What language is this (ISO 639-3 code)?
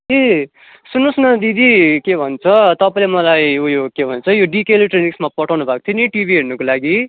nep